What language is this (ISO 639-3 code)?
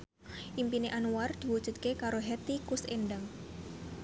jav